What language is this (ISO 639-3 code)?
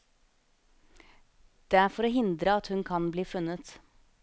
nor